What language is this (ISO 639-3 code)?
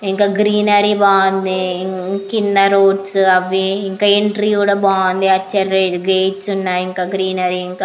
tel